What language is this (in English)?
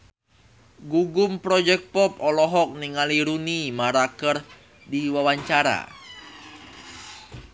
Sundanese